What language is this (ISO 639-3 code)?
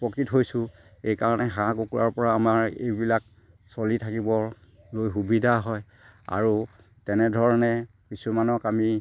asm